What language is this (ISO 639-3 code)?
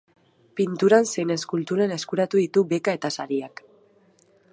eus